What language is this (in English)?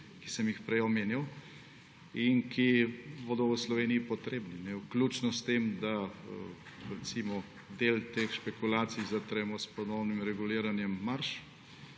Slovenian